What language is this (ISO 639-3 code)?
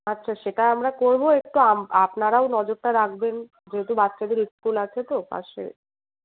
ben